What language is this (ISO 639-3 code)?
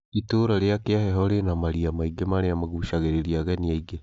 kik